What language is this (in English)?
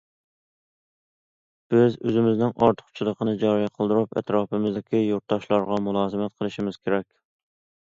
Uyghur